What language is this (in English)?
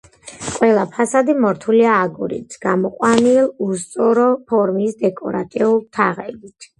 Georgian